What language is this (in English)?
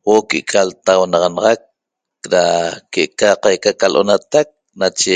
Toba